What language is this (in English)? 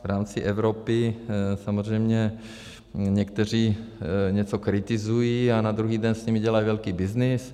Czech